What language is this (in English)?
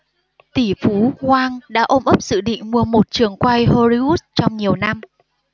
Vietnamese